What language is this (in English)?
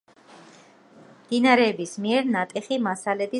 Georgian